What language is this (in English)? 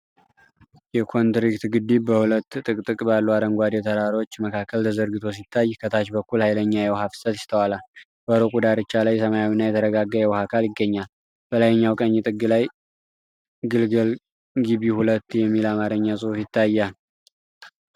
Amharic